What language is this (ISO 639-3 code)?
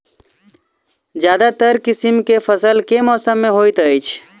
mai